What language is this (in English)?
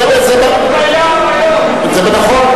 Hebrew